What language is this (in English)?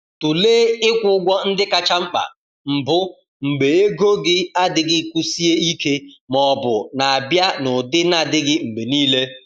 Igbo